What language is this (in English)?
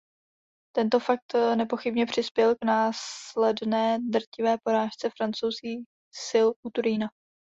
Czech